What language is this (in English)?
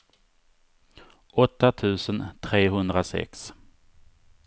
Swedish